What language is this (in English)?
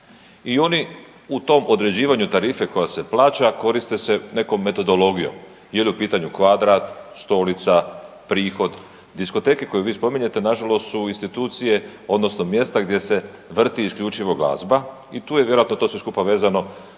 Croatian